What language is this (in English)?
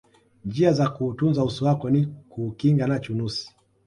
Swahili